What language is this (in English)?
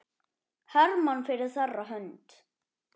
Icelandic